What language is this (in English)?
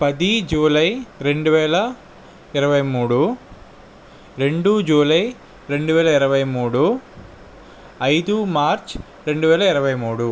Telugu